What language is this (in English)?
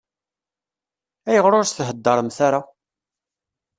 Kabyle